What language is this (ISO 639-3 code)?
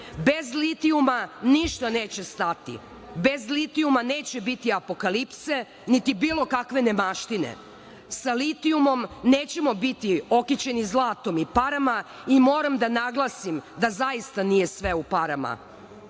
srp